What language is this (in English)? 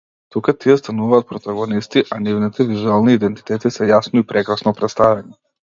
Macedonian